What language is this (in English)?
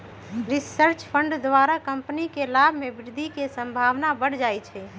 Magahi